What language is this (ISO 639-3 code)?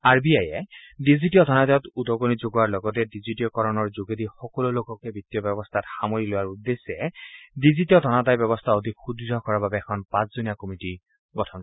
asm